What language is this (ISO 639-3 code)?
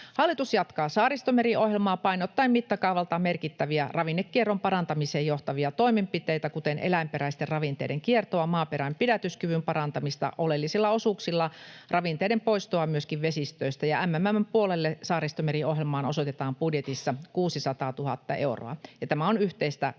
fin